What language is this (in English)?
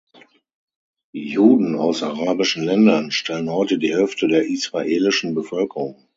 German